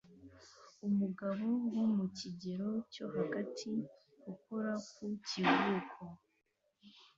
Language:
Kinyarwanda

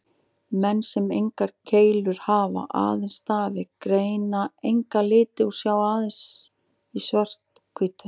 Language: Icelandic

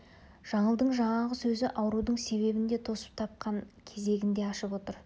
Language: Kazakh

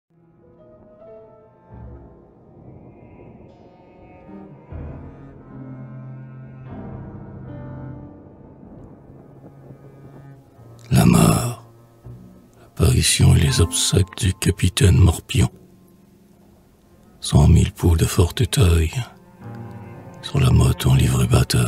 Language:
French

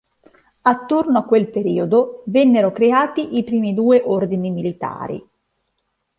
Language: Italian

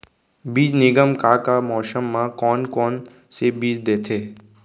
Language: Chhattisgarhi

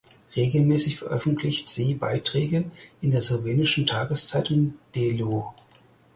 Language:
German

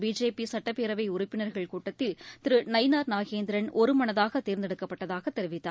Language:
Tamil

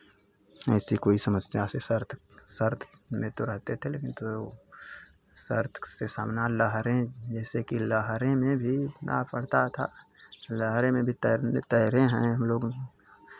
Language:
Hindi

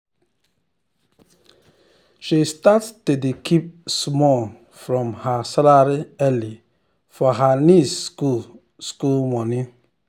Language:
Nigerian Pidgin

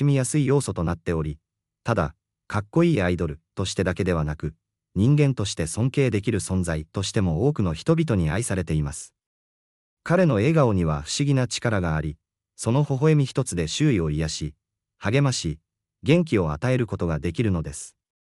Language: Japanese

